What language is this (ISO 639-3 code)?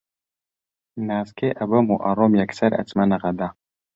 ckb